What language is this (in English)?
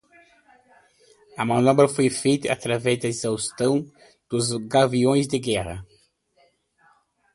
Portuguese